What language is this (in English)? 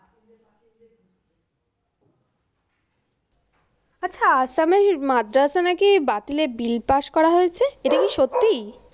Bangla